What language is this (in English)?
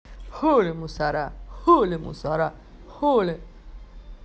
Russian